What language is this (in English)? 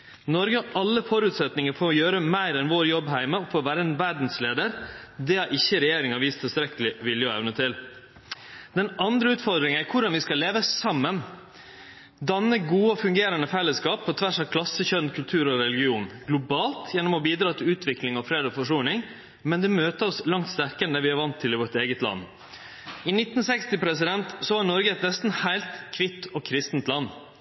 Norwegian Nynorsk